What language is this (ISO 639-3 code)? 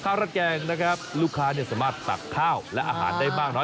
tha